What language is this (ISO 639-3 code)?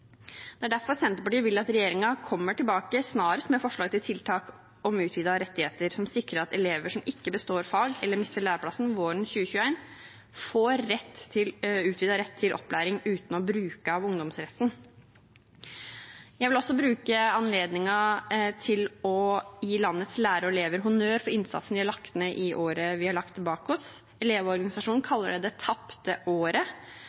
nob